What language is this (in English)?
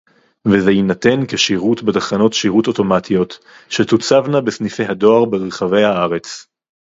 Hebrew